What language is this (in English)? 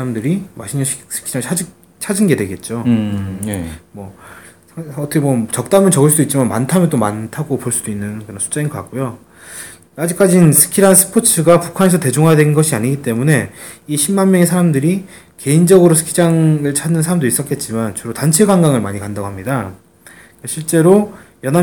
Korean